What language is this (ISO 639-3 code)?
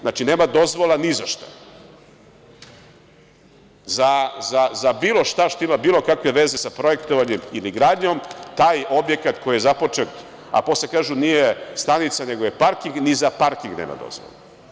srp